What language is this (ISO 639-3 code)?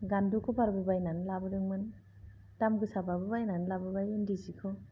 brx